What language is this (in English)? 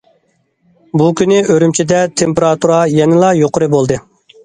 Uyghur